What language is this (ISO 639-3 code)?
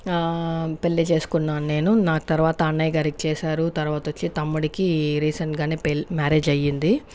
tel